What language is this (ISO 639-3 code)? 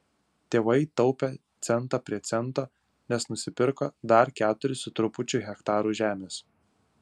lit